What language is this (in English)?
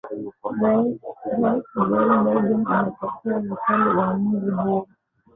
Swahili